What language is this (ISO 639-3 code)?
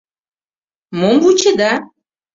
chm